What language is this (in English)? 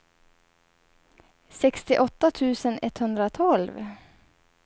Swedish